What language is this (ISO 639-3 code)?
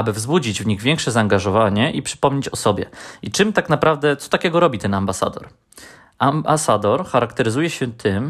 pol